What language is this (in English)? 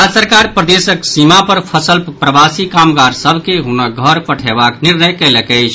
Maithili